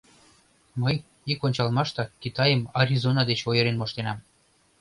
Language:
Mari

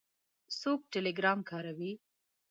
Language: Pashto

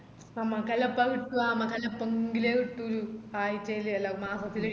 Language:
Malayalam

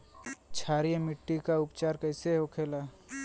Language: Bhojpuri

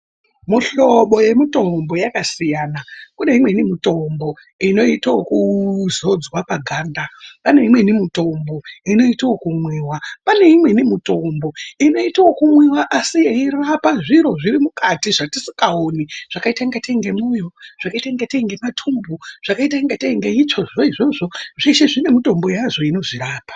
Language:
Ndau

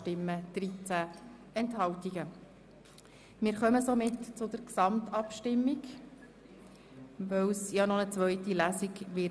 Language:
Swiss German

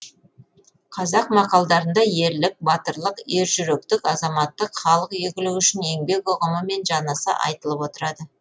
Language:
Kazakh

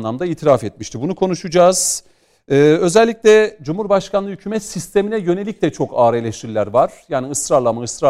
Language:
Turkish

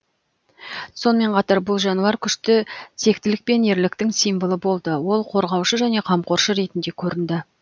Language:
Kazakh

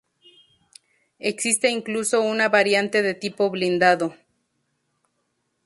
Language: Spanish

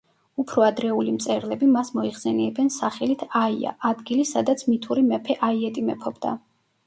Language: Georgian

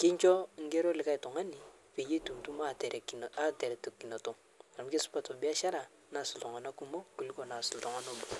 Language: Masai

